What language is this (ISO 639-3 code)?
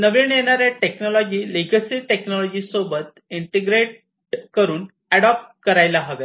mar